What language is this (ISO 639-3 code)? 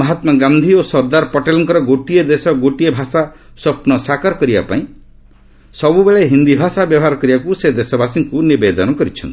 ori